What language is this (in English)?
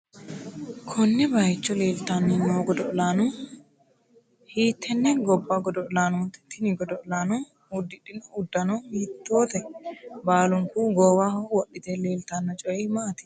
Sidamo